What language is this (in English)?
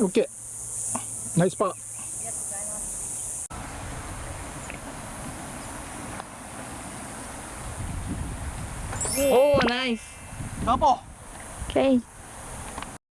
Japanese